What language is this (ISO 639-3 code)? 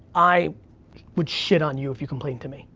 eng